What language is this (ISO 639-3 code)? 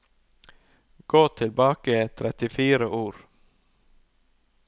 nor